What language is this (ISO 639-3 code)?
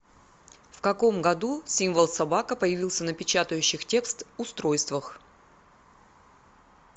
rus